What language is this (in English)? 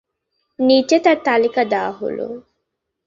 Bangla